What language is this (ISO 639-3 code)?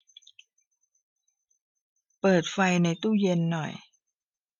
tha